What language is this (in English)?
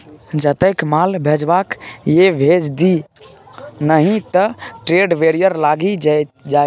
Maithili